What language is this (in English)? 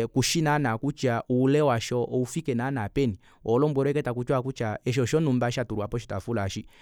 Kuanyama